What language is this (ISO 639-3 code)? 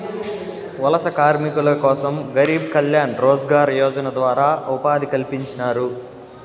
tel